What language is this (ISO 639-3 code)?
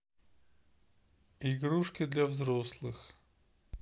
rus